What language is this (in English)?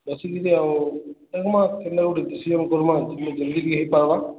Odia